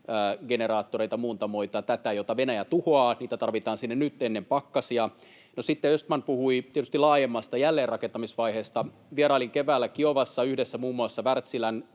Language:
Finnish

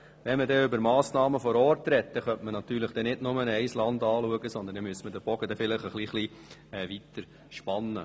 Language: Swiss German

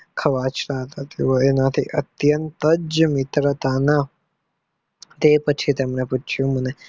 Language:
Gujarati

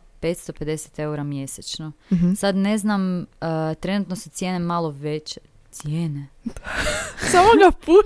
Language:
Croatian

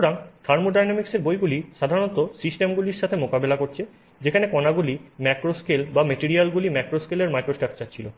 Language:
Bangla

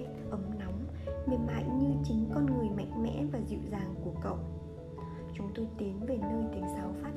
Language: Vietnamese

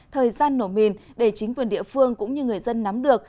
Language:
Vietnamese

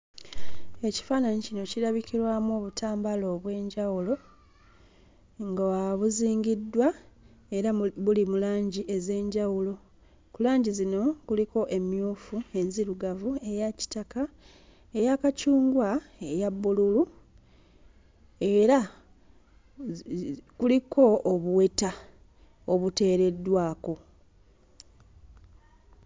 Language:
Ganda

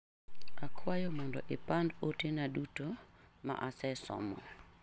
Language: Luo (Kenya and Tanzania)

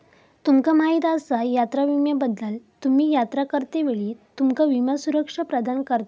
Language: Marathi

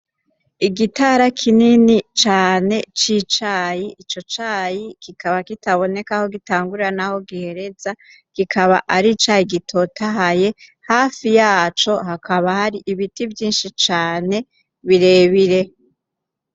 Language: Rundi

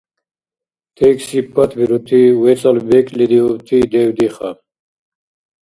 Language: Dargwa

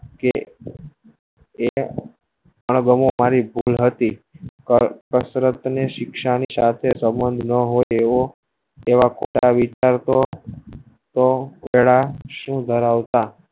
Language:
Gujarati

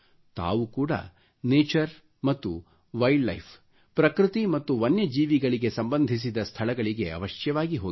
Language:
Kannada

